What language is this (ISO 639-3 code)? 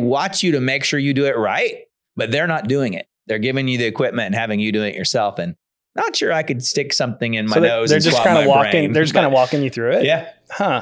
eng